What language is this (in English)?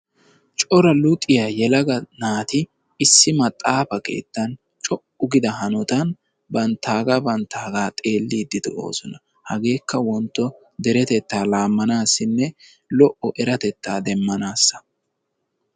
Wolaytta